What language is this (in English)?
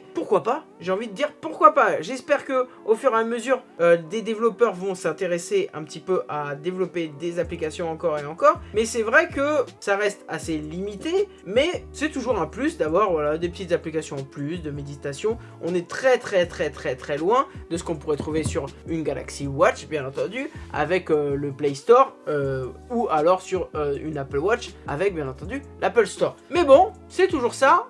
French